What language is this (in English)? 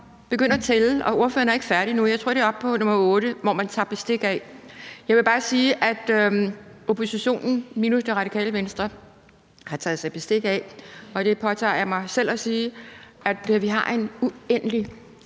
Danish